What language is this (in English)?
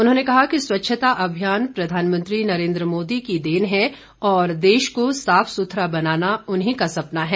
Hindi